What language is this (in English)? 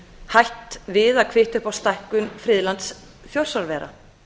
Icelandic